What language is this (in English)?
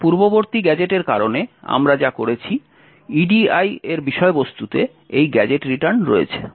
Bangla